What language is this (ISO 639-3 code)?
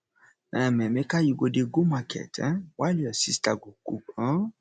pcm